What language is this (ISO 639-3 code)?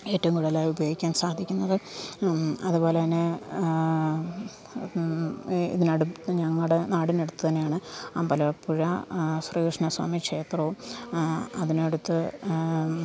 mal